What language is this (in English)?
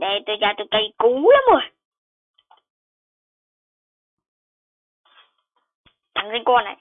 Vietnamese